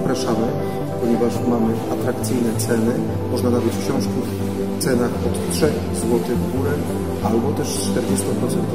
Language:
Polish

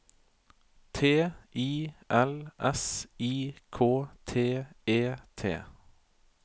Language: Norwegian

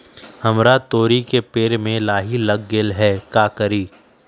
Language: Magahi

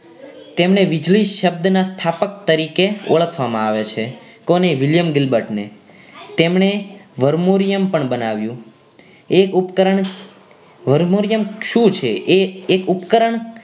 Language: Gujarati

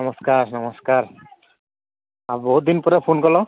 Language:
Odia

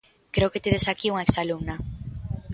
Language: Galician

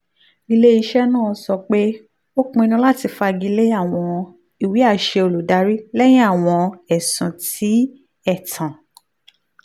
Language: Yoruba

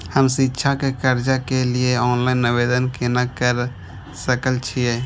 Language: Maithili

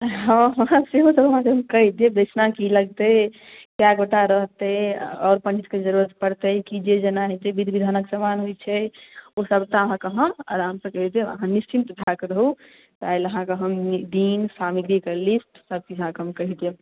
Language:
Maithili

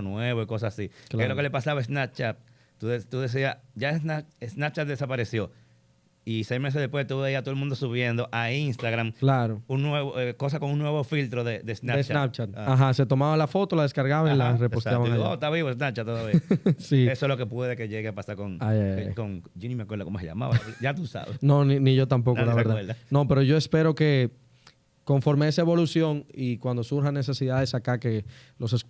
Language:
Spanish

